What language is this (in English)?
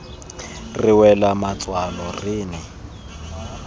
Tswana